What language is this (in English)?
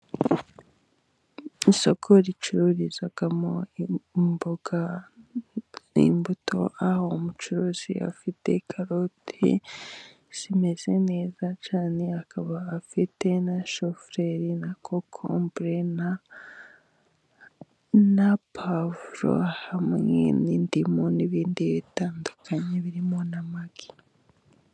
Kinyarwanda